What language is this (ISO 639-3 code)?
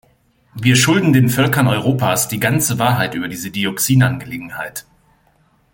deu